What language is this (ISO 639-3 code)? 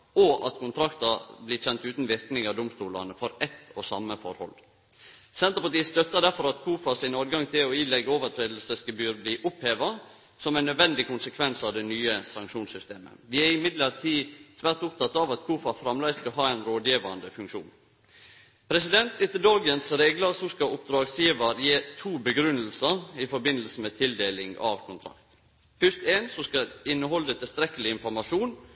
nno